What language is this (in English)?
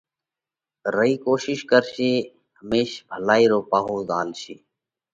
Parkari Koli